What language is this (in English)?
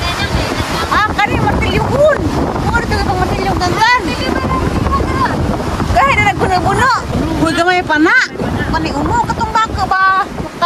Indonesian